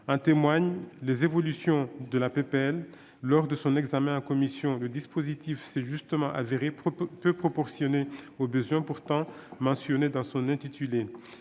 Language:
French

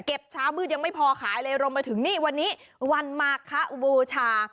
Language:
Thai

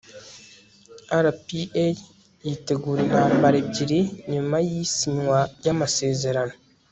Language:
Kinyarwanda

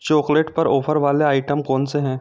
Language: Hindi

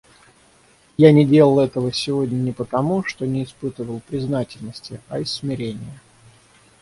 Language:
Russian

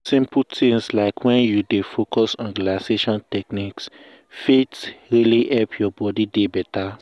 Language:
Nigerian Pidgin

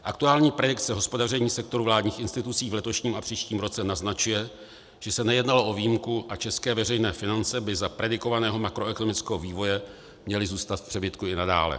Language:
Czech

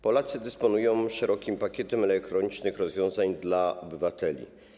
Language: Polish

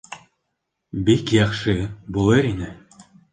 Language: Bashkir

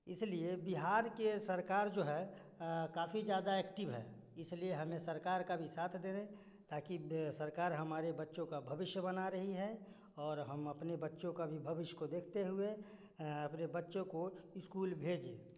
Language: Hindi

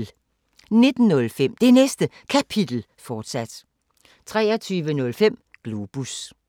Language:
Danish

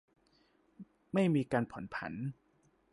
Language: Thai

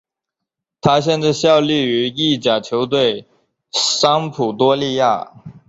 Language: Chinese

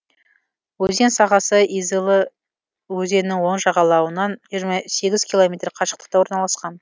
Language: Kazakh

